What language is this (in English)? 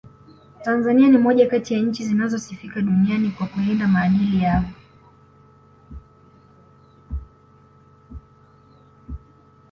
Swahili